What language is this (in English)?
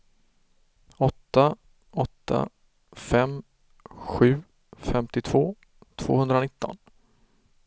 Swedish